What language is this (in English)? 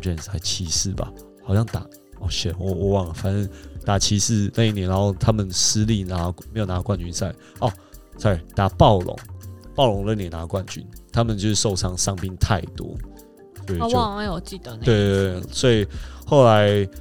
Chinese